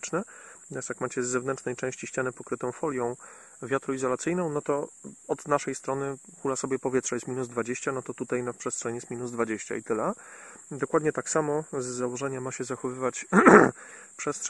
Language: Polish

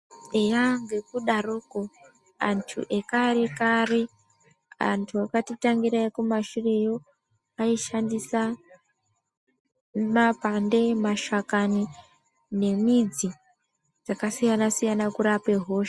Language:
Ndau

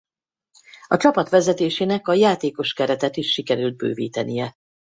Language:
Hungarian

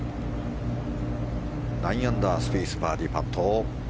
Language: Japanese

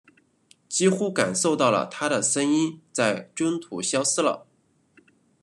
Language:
Chinese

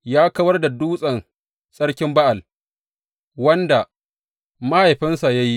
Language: Hausa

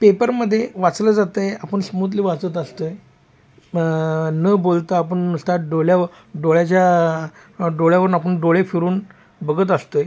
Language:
Marathi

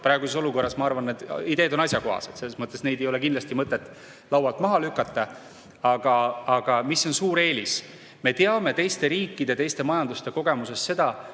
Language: Estonian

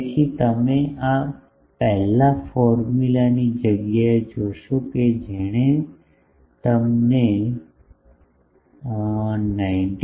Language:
Gujarati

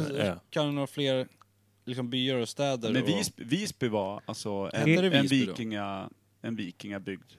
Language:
Swedish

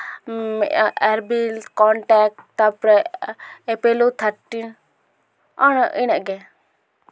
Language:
Santali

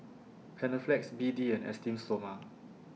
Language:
English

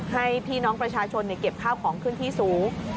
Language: Thai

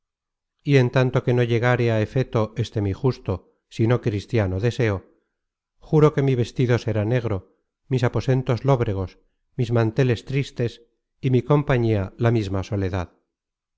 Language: Spanish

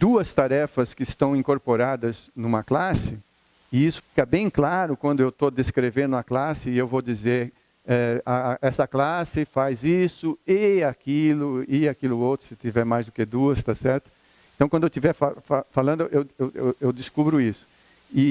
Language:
Portuguese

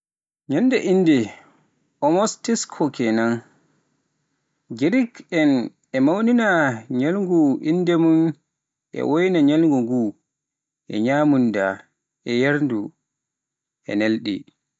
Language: Pular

